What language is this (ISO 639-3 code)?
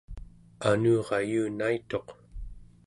esu